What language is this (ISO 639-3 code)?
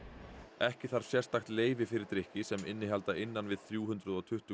isl